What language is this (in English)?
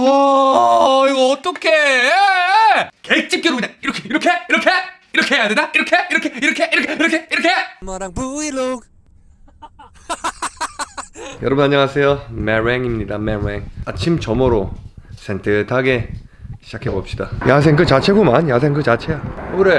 Korean